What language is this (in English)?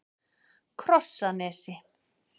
Icelandic